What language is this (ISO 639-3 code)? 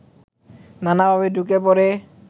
ben